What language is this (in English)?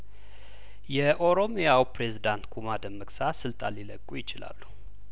Amharic